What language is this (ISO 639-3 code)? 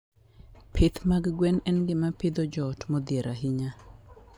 luo